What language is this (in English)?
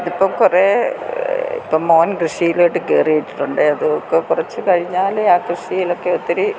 Malayalam